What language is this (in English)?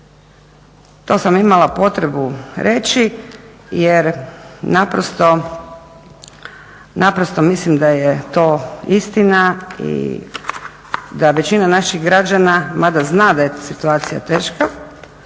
Croatian